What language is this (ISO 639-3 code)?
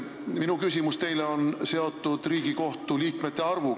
est